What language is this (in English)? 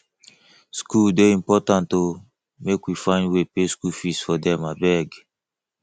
Nigerian Pidgin